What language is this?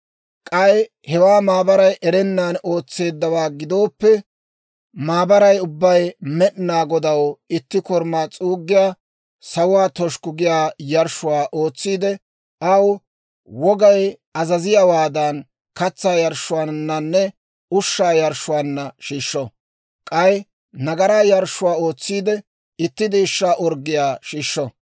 Dawro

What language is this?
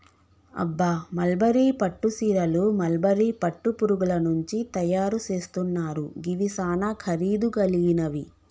Telugu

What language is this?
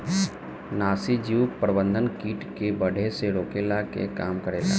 Bhojpuri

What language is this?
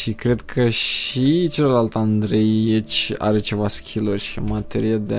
Romanian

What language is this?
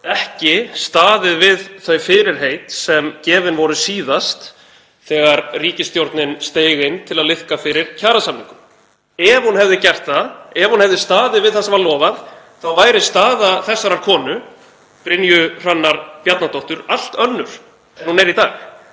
Icelandic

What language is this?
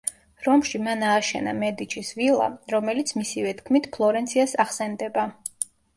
Georgian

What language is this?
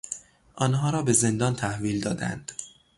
Persian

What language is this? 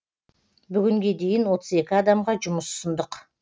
Kazakh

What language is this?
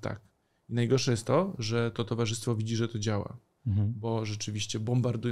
Polish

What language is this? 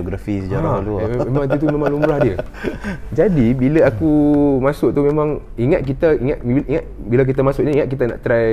Malay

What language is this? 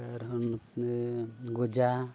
Santali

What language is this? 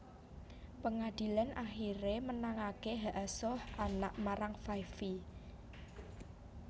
Javanese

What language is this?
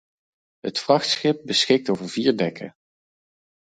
Dutch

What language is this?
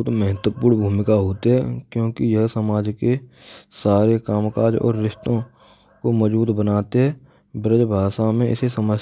Braj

